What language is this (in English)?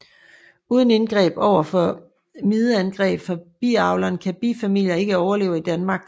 Danish